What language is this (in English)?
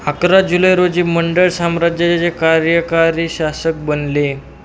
Marathi